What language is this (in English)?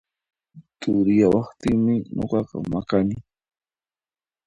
Puno Quechua